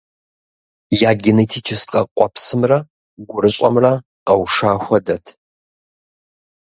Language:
Kabardian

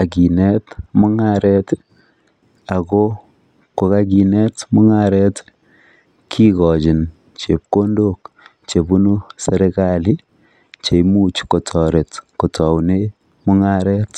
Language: Kalenjin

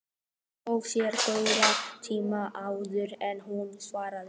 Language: Icelandic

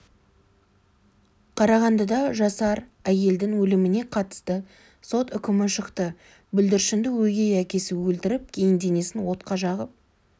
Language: Kazakh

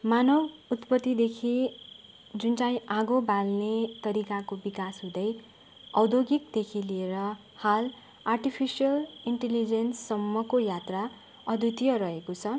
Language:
Nepali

